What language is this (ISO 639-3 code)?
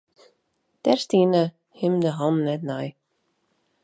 fry